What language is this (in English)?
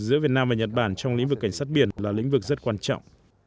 Vietnamese